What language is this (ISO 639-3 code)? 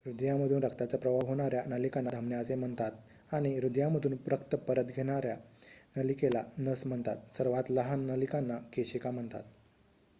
mar